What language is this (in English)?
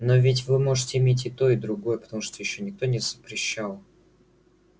Russian